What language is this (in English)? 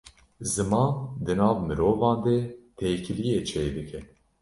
Kurdish